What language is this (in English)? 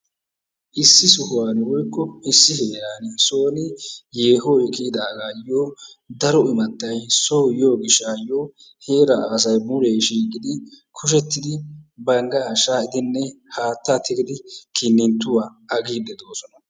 Wolaytta